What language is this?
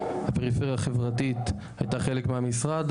Hebrew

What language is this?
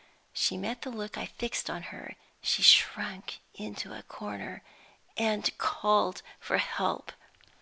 English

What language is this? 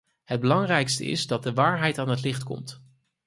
Dutch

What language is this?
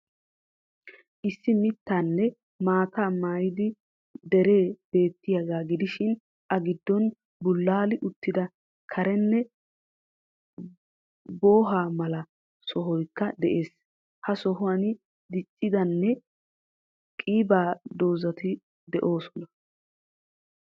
Wolaytta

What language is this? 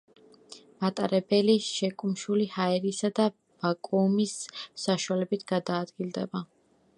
Georgian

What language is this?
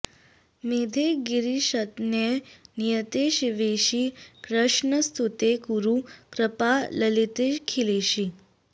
Sanskrit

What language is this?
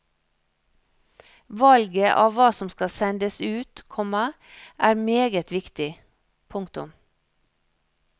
Norwegian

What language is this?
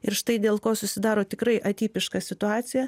Lithuanian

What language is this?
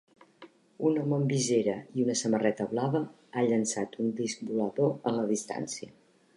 Catalan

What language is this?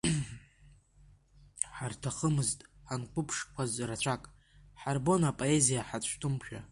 Abkhazian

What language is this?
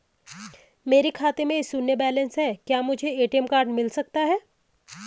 Hindi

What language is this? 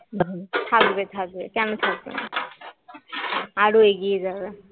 Bangla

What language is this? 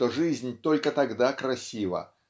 Russian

